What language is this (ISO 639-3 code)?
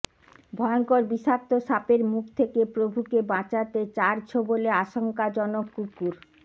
ben